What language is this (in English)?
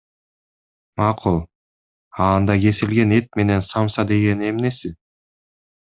Kyrgyz